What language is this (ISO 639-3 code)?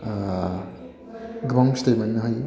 brx